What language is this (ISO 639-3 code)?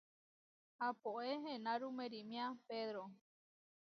var